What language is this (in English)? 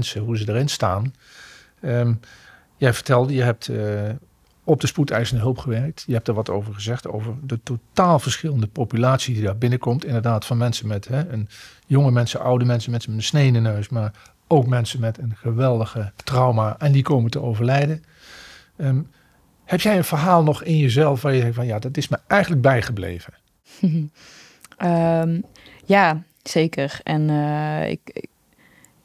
Dutch